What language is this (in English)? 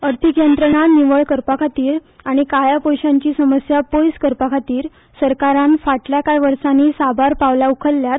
Konkani